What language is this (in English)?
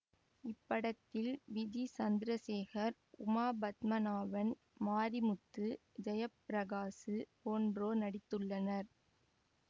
Tamil